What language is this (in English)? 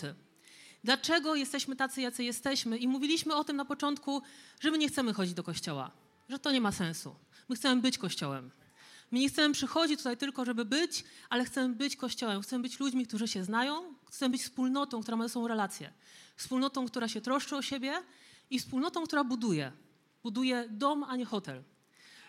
Polish